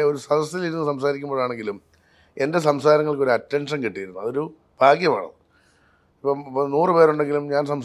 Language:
Malayalam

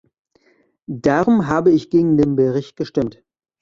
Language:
German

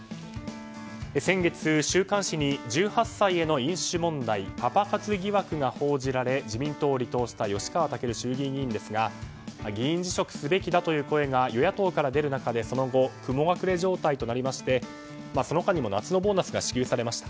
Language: Japanese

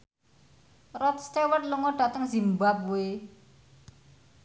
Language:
Javanese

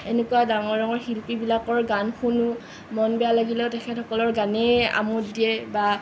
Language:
Assamese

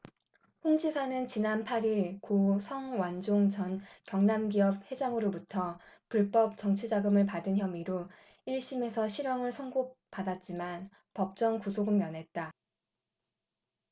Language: Korean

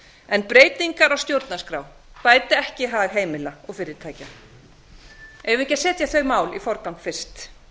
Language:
Icelandic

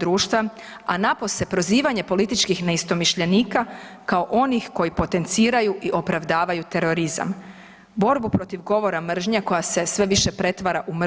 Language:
Croatian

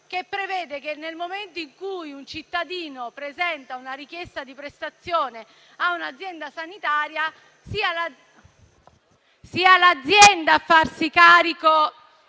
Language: Italian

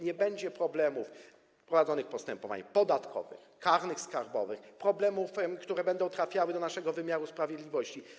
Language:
Polish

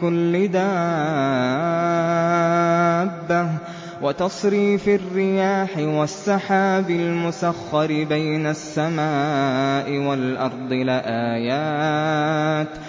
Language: Arabic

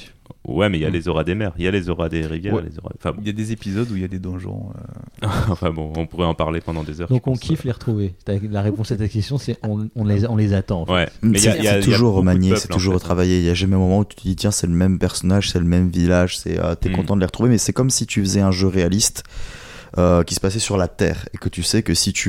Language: French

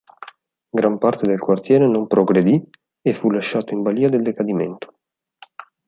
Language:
Italian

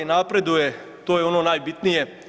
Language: Croatian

